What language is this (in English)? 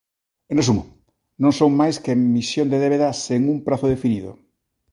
Galician